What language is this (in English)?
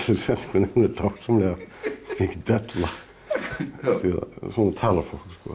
Icelandic